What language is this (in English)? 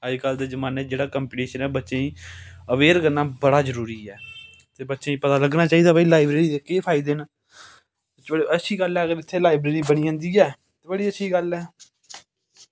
Dogri